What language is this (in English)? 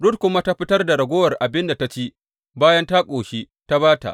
Hausa